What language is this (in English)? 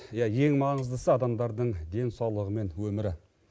Kazakh